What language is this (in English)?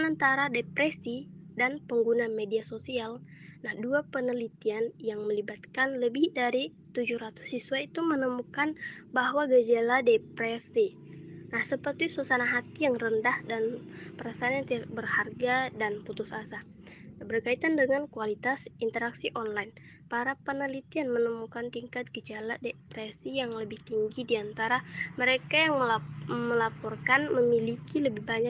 Indonesian